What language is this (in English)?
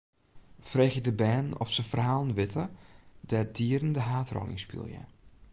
Western Frisian